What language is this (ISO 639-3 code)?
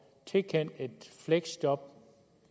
dan